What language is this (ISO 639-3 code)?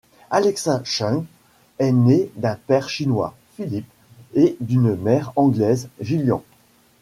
fra